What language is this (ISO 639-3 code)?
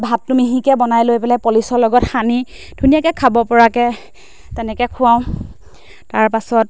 asm